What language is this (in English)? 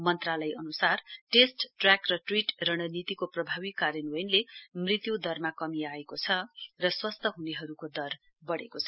Nepali